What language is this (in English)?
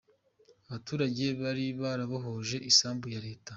Kinyarwanda